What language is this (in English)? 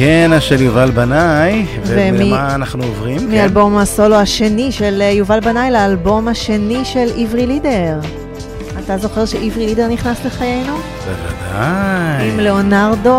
Hebrew